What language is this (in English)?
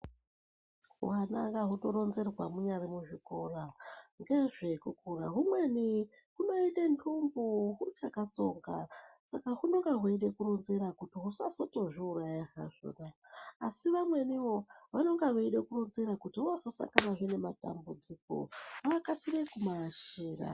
Ndau